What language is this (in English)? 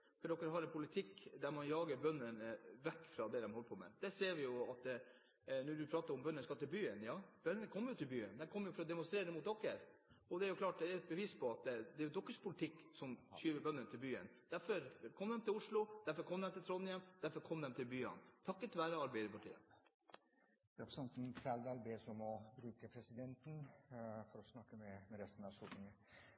Norwegian